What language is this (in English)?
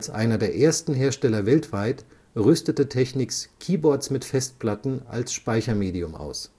German